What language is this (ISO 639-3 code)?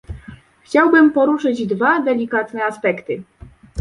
pol